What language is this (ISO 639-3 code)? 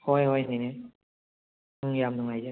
mni